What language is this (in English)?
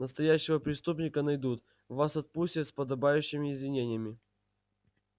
Russian